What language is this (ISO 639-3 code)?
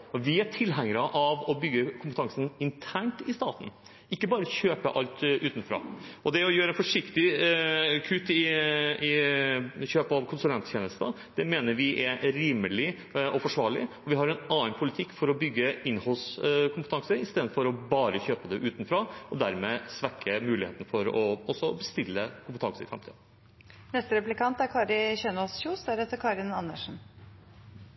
nob